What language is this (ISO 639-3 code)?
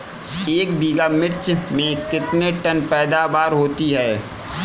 hin